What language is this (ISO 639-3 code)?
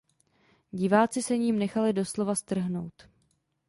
ces